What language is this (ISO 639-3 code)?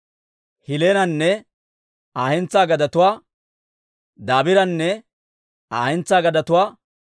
dwr